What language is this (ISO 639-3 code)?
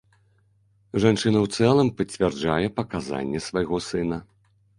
bel